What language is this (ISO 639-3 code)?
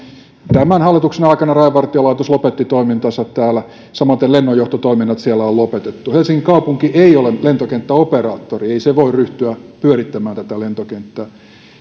fin